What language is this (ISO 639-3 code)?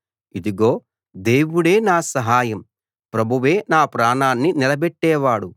tel